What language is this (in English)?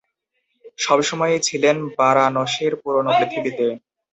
Bangla